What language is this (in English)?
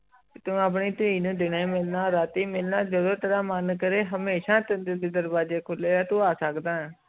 Punjabi